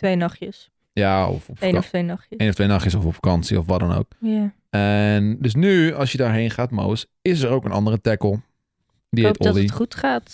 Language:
Dutch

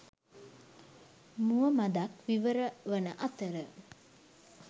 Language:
Sinhala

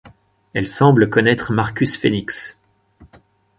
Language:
French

